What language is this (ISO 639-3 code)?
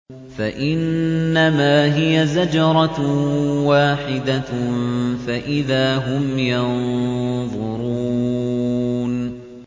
ara